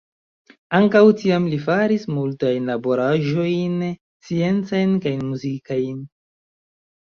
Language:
Esperanto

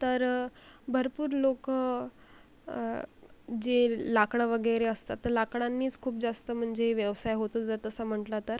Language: Marathi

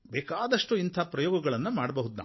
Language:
Kannada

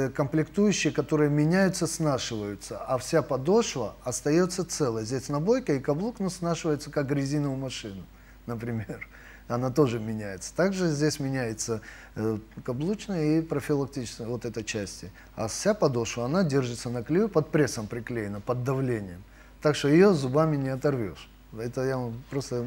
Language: Russian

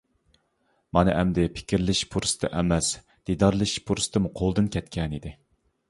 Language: Uyghur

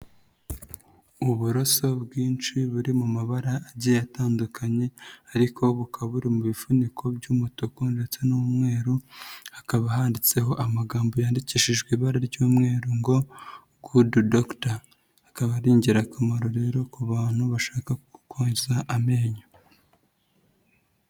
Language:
Kinyarwanda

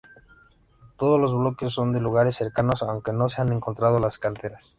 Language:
Spanish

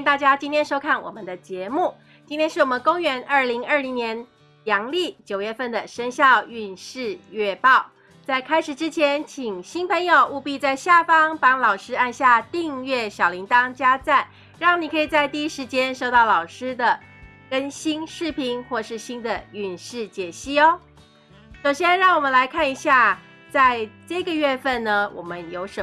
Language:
Chinese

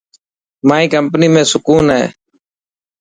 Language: Dhatki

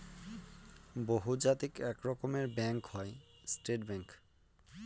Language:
Bangla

